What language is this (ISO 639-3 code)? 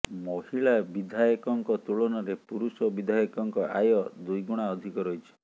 ori